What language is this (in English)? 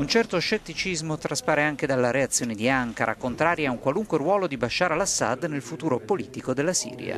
Italian